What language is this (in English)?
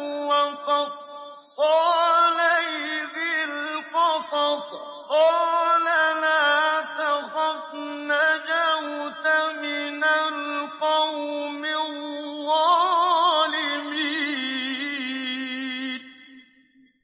Arabic